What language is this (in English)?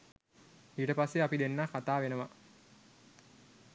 Sinhala